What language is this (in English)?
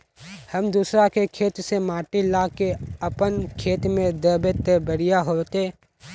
Magahi